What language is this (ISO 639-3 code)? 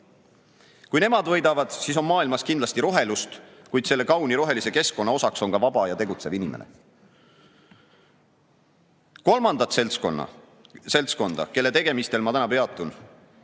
est